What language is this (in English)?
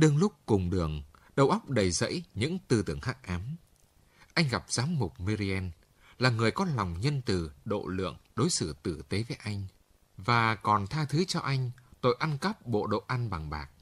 Vietnamese